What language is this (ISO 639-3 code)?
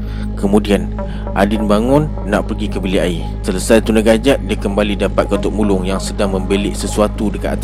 msa